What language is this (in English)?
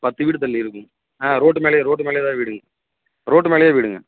Tamil